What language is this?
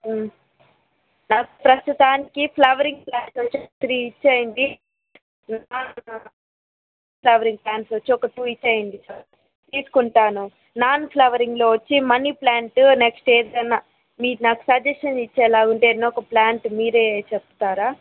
Telugu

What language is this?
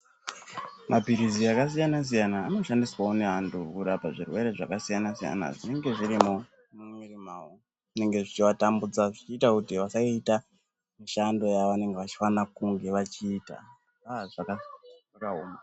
Ndau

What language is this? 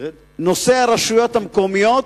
Hebrew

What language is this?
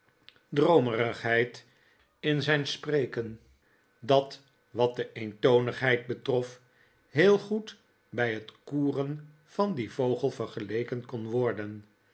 Dutch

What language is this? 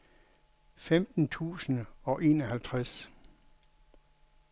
Danish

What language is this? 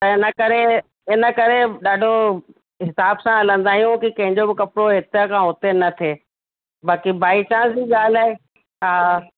Sindhi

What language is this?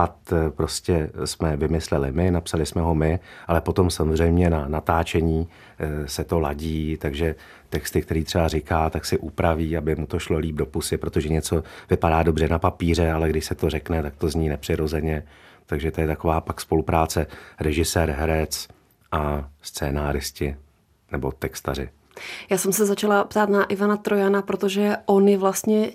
Czech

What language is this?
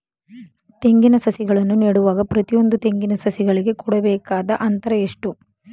Kannada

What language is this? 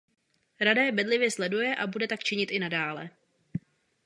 Czech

